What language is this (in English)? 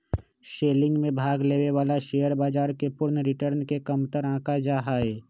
Magahi